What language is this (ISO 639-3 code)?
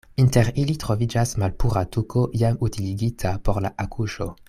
epo